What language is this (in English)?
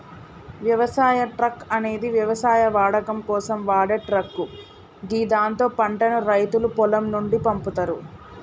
Telugu